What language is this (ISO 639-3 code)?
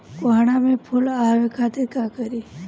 bho